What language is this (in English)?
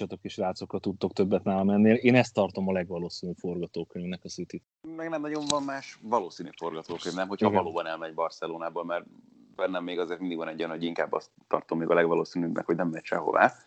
Hungarian